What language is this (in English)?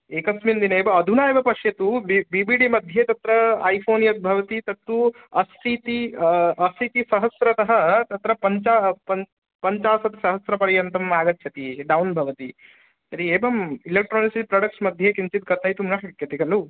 Sanskrit